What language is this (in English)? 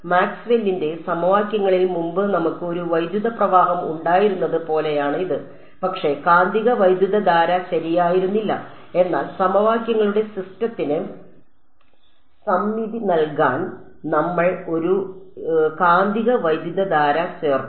Malayalam